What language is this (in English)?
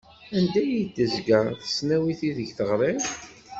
Kabyle